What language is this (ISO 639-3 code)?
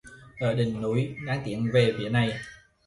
vie